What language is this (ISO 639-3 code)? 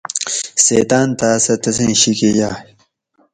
gwc